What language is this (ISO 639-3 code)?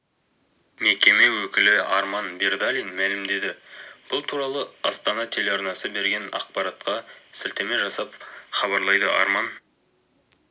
kaz